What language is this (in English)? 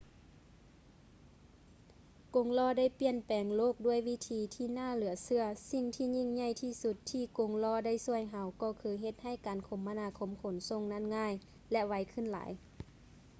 Lao